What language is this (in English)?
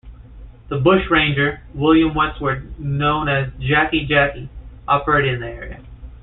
English